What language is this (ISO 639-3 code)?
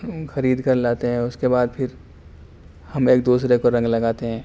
urd